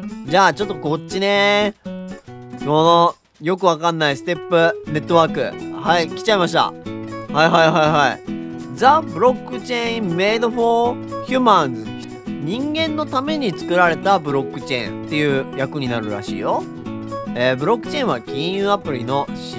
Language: Japanese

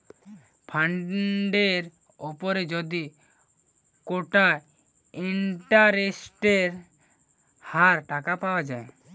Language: Bangla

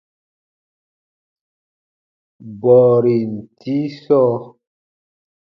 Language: Baatonum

